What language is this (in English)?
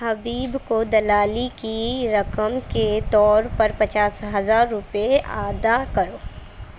Urdu